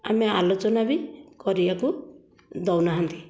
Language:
Odia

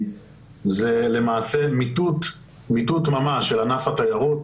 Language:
Hebrew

